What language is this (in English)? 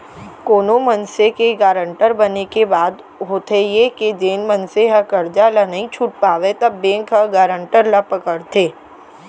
Chhattisgarhi